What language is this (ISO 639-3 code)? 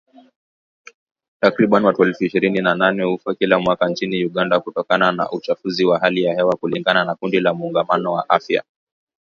swa